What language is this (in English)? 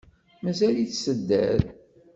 Kabyle